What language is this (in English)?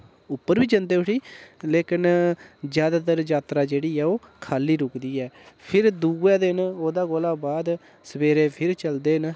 Dogri